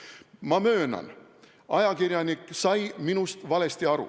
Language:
Estonian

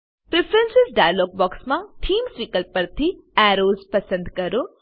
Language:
Gujarati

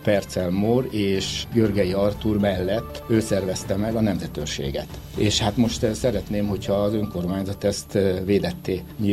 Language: Hungarian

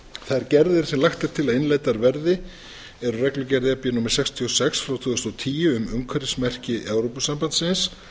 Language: Icelandic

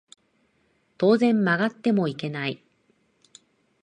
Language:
Japanese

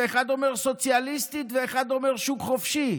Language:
Hebrew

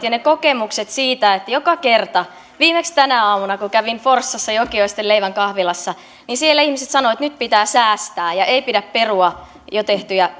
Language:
Finnish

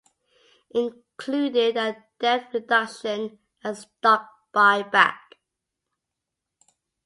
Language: English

